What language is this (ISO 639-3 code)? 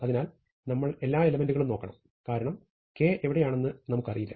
mal